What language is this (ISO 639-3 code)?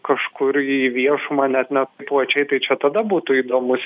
lit